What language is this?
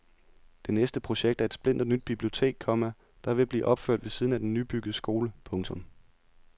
Danish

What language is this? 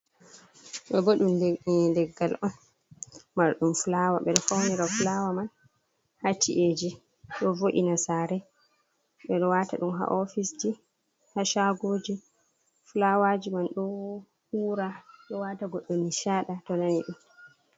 Fula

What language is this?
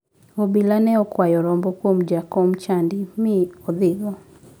Luo (Kenya and Tanzania)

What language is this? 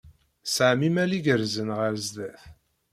Kabyle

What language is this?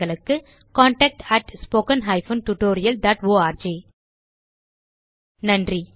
Tamil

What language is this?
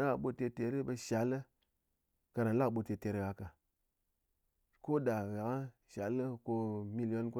Ngas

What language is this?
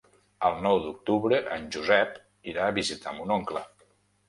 Catalan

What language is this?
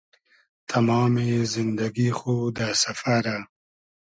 Hazaragi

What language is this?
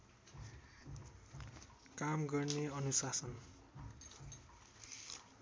Nepali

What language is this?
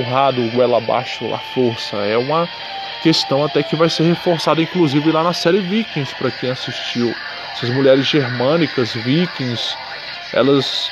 Portuguese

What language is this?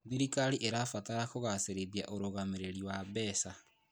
Kikuyu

